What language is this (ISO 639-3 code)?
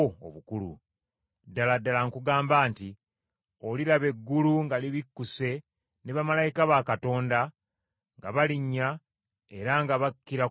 lug